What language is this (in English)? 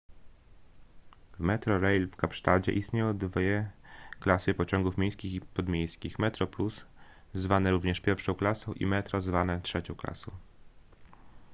Polish